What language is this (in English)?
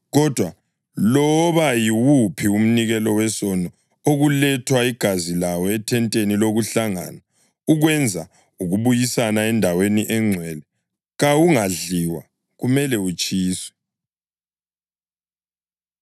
North Ndebele